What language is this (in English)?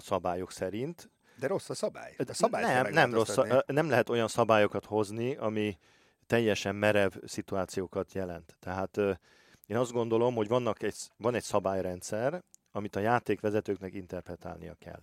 Hungarian